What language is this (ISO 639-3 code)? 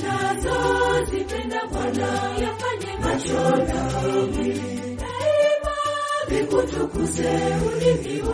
swa